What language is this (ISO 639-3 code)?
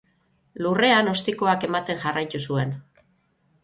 eus